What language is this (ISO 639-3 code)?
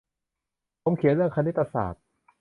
tha